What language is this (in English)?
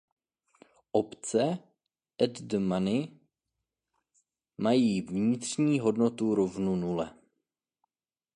Czech